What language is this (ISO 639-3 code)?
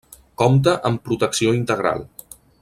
cat